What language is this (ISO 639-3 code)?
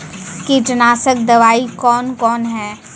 mai